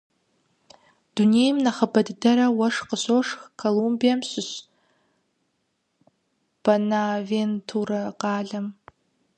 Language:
Kabardian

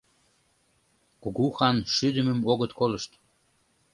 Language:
Mari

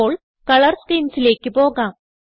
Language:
Malayalam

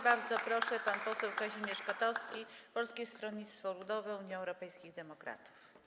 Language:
Polish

